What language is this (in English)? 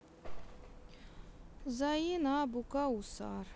Russian